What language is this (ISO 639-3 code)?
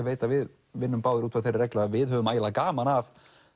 isl